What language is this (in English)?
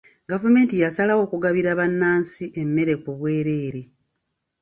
Ganda